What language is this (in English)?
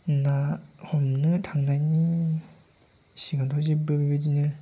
Bodo